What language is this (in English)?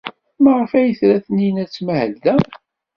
Kabyle